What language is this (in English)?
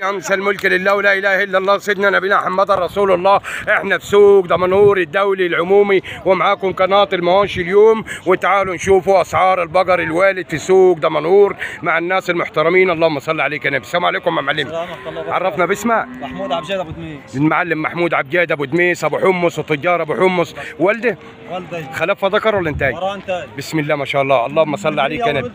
Arabic